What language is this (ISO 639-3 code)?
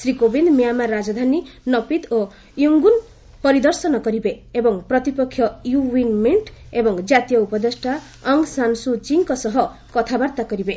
ori